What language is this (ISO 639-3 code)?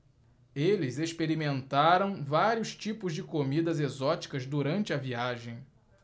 por